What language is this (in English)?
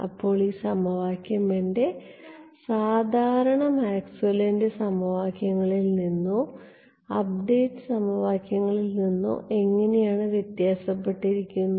Malayalam